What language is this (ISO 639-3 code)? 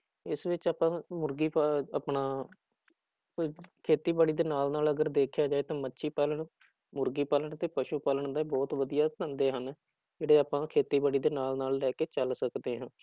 pan